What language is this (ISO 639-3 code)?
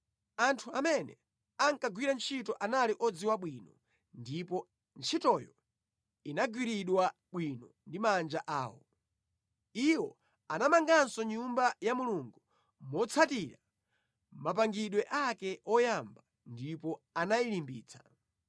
nya